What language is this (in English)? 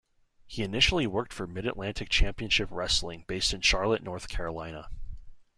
English